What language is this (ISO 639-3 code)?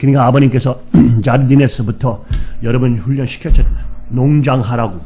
kor